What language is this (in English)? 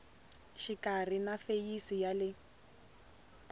Tsonga